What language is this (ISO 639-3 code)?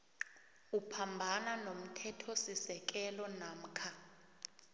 nbl